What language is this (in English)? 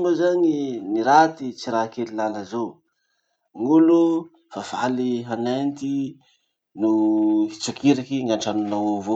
Masikoro Malagasy